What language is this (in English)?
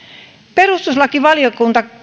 Finnish